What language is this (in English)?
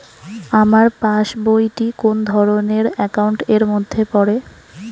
Bangla